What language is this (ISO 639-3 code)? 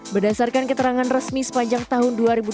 ind